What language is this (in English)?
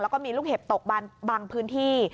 Thai